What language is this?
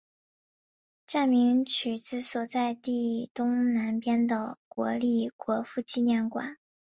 Chinese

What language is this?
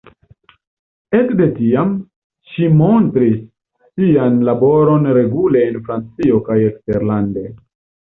Esperanto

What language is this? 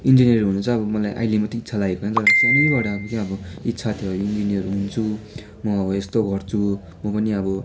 Nepali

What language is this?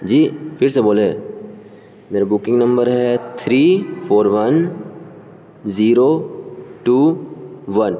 Urdu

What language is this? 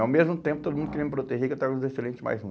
Portuguese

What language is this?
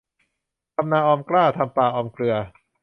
Thai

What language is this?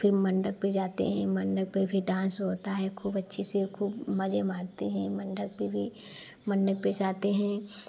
Hindi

